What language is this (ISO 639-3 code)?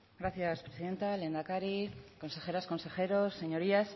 spa